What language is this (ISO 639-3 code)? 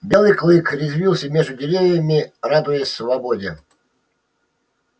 rus